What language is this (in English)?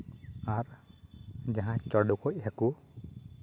Santali